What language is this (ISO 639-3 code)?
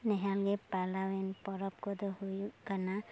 sat